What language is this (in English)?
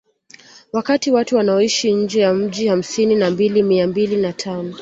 Swahili